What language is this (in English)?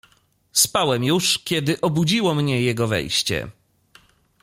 Polish